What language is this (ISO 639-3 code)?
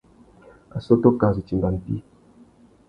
bag